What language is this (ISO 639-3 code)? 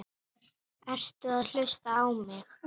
isl